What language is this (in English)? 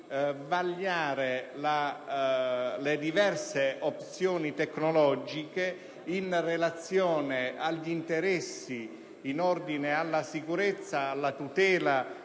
Italian